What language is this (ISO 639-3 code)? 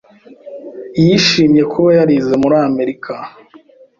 kin